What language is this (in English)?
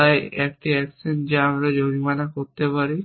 Bangla